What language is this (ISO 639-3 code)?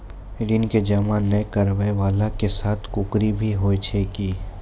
mai